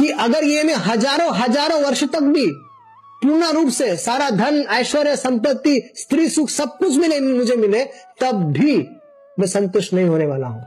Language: Hindi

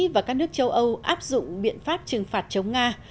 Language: Vietnamese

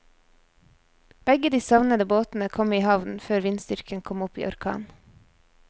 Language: Norwegian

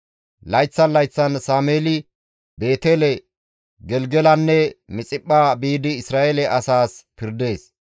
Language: Gamo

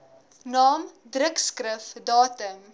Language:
Afrikaans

